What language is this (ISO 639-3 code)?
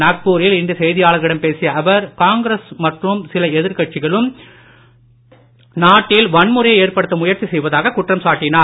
tam